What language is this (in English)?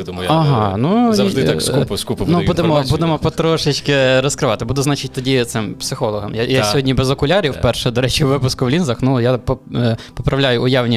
Ukrainian